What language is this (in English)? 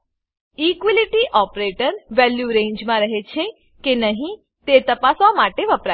Gujarati